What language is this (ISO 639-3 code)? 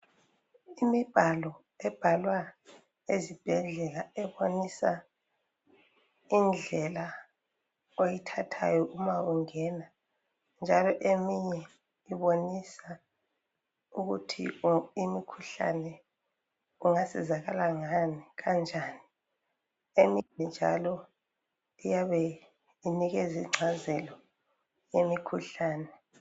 nde